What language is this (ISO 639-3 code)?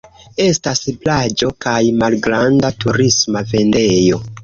epo